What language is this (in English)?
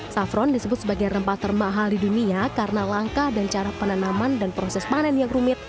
Indonesian